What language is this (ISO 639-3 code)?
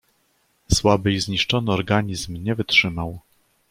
pol